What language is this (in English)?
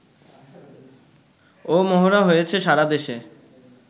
Bangla